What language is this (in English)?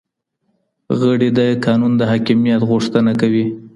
Pashto